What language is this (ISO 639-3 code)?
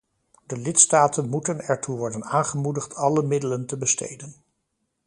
nld